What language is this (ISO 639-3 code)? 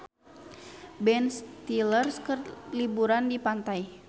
sun